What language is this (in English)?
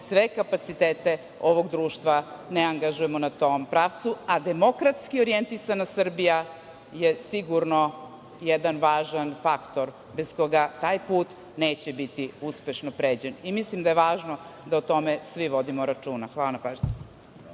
Serbian